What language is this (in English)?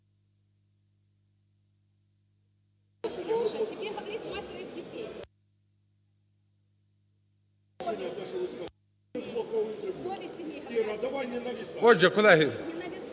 Ukrainian